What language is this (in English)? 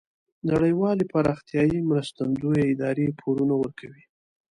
Pashto